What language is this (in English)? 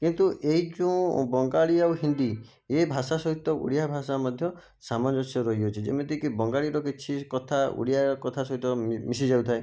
Odia